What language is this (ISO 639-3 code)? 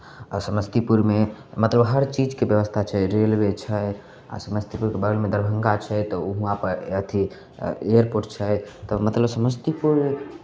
mai